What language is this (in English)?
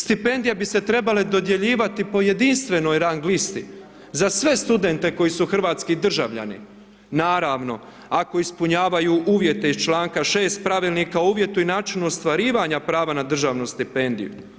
Croatian